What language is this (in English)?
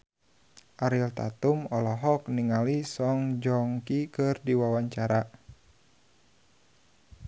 Sundanese